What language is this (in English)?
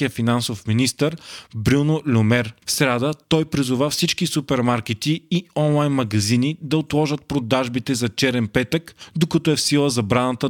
Bulgarian